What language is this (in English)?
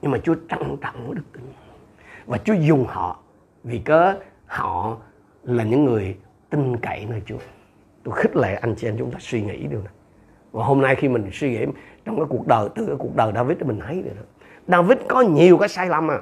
Vietnamese